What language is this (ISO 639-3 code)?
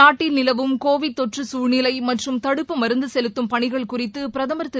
tam